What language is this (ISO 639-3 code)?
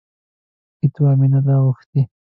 pus